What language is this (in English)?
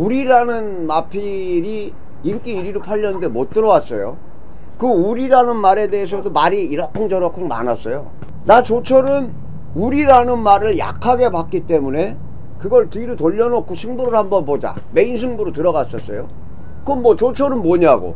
Korean